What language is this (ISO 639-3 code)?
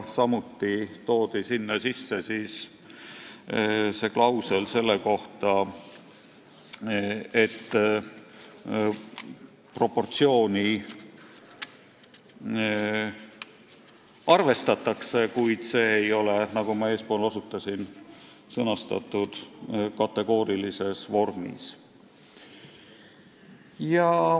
est